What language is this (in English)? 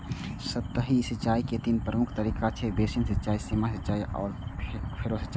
Maithili